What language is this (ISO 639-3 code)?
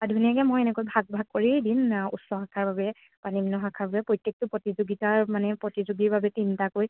asm